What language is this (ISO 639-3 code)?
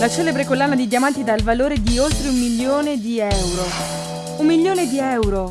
ita